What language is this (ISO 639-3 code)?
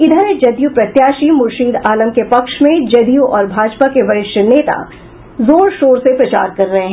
hin